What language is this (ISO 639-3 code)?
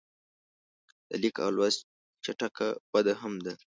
pus